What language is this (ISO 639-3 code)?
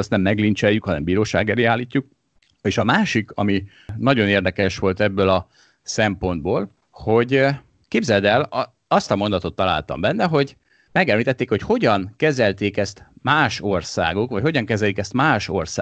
hun